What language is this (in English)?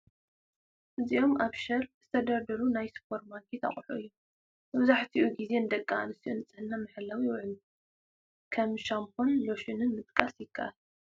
Tigrinya